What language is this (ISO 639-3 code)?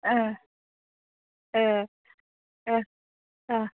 brx